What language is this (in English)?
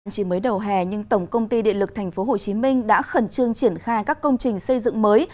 Vietnamese